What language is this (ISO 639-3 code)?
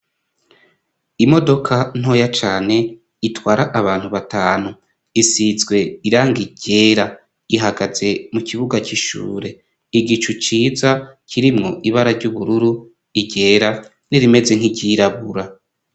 run